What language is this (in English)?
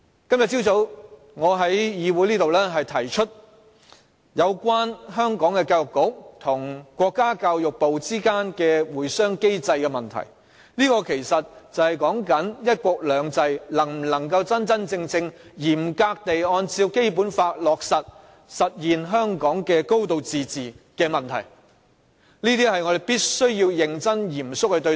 Cantonese